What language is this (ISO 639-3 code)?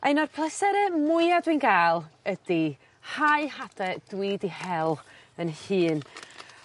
cym